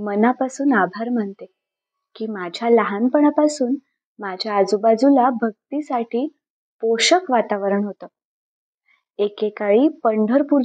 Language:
Marathi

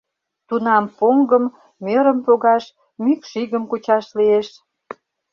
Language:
Mari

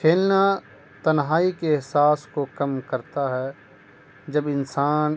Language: Urdu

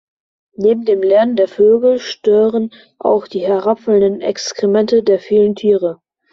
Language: German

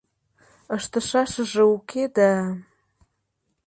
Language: Mari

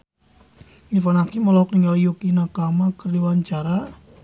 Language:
Sundanese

